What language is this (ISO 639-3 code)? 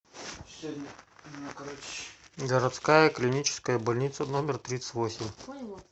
rus